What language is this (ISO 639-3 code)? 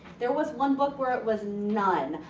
eng